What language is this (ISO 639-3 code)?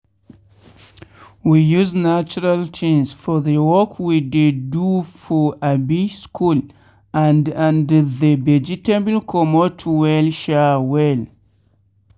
pcm